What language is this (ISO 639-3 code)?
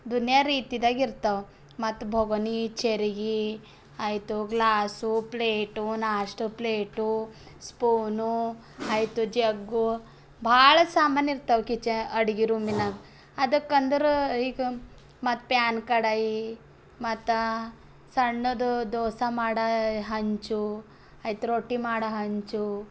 kan